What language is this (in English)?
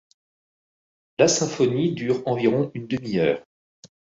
French